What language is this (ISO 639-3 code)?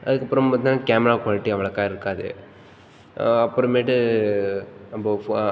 tam